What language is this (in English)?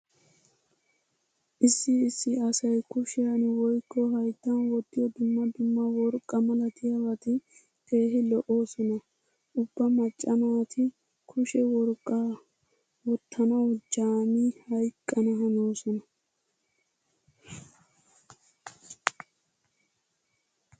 Wolaytta